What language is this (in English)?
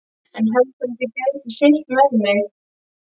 Icelandic